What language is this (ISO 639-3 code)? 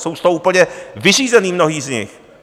ces